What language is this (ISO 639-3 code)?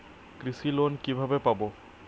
ben